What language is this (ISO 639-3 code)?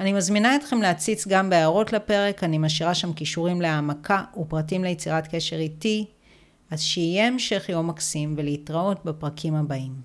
heb